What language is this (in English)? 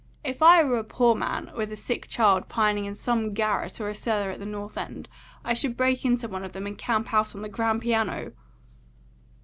English